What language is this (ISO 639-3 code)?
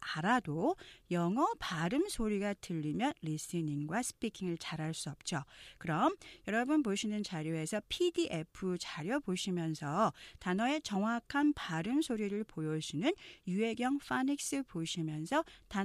kor